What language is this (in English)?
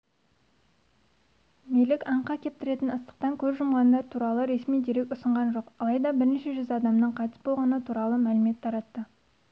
Kazakh